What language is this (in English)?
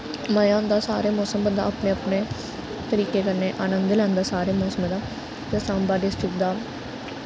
Dogri